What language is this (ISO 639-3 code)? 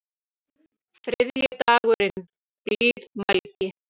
isl